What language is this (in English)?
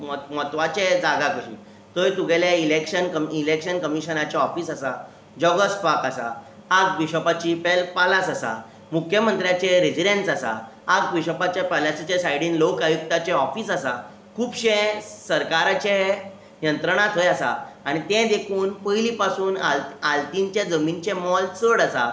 Konkani